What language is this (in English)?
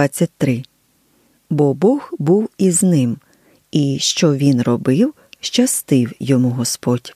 Ukrainian